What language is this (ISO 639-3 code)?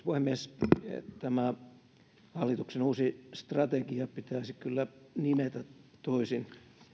fin